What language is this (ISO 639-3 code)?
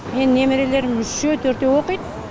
kaz